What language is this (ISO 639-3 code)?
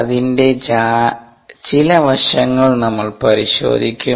mal